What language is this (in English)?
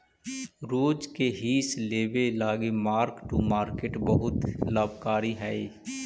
Magahi